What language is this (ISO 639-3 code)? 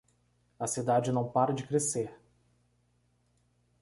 por